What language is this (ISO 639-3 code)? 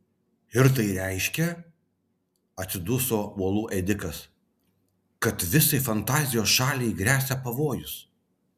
lit